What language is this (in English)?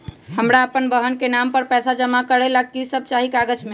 Magahi